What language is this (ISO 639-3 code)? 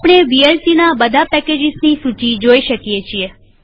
guj